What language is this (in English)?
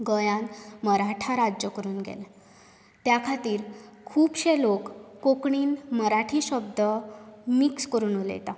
Konkani